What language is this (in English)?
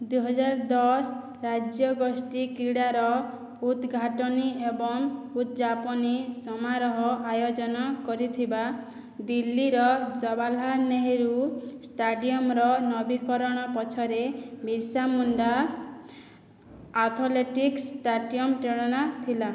Odia